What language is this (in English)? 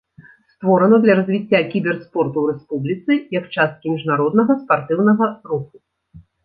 Belarusian